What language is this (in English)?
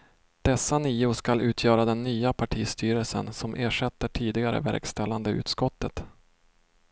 Swedish